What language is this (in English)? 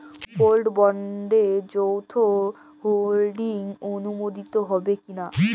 Bangla